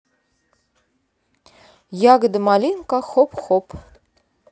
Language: Russian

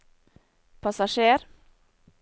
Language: Norwegian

